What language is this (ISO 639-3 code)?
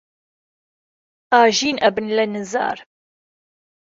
ckb